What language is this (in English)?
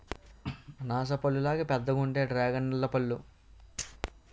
Telugu